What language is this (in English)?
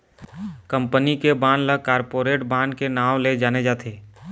Chhattisgarhi